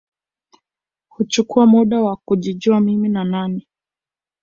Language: Swahili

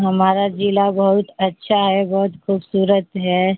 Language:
Urdu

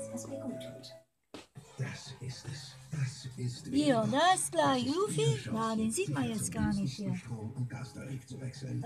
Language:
German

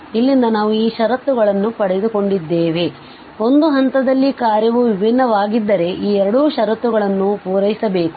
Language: Kannada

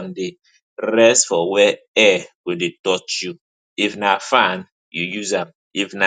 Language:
Nigerian Pidgin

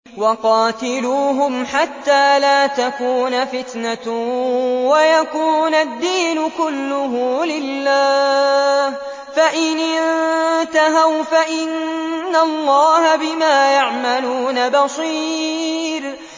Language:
Arabic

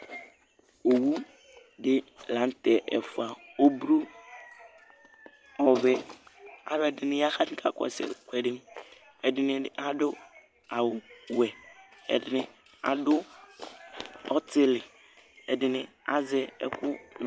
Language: Ikposo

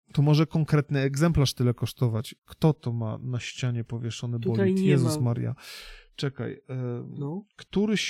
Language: Polish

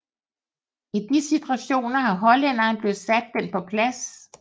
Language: Danish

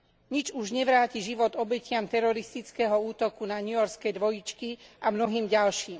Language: Slovak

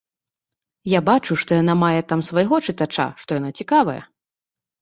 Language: Belarusian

